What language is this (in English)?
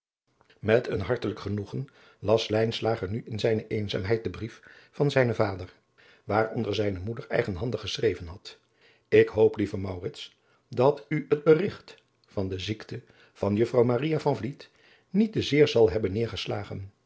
Dutch